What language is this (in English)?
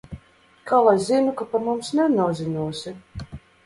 Latvian